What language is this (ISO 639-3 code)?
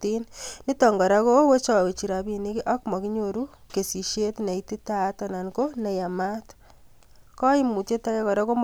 kln